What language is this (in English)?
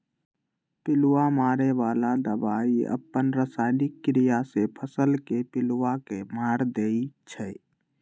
Magahi